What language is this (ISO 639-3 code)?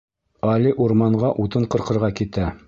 bak